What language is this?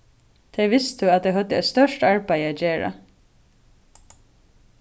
Faroese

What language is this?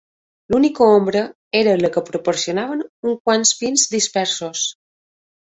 Catalan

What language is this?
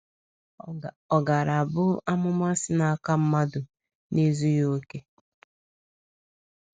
Igbo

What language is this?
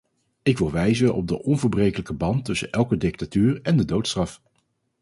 Dutch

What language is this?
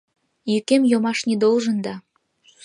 Mari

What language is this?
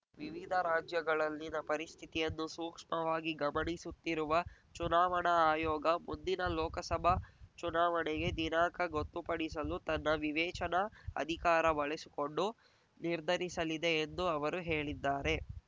Kannada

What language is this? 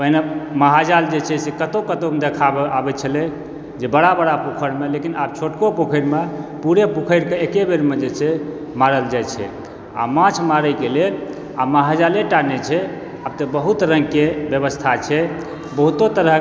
Maithili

